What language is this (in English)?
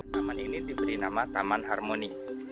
Indonesian